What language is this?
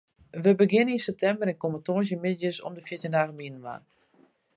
Western Frisian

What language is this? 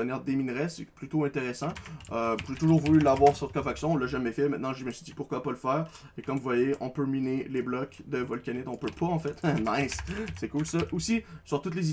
French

